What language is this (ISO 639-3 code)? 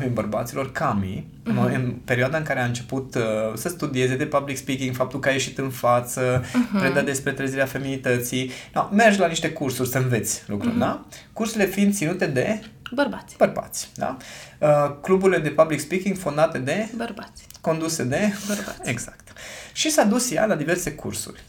ron